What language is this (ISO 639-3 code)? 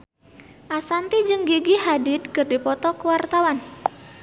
sun